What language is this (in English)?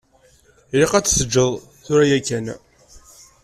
Kabyle